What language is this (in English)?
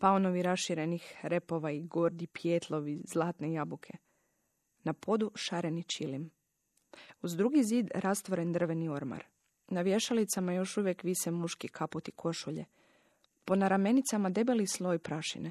Croatian